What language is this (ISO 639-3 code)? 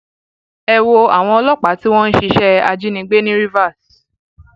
yor